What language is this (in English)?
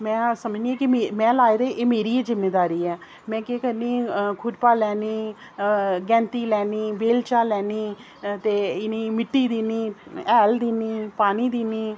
Dogri